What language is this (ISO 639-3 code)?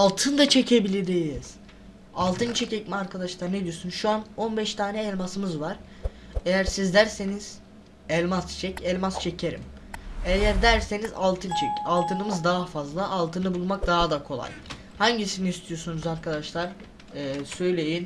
tur